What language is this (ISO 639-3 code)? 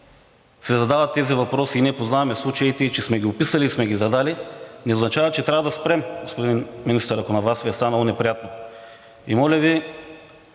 bul